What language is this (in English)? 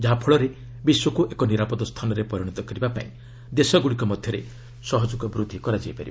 Odia